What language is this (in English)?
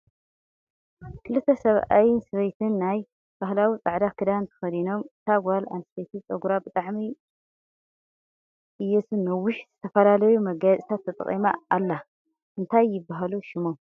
Tigrinya